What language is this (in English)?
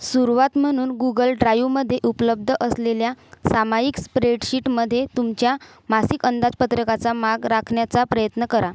Marathi